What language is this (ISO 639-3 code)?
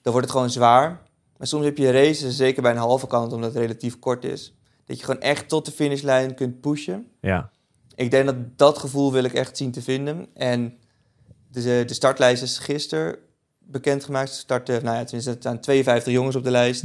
nld